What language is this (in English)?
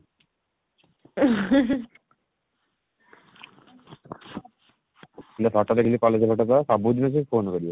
Odia